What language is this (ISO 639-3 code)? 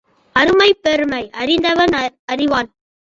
tam